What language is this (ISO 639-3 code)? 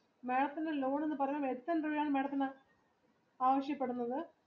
mal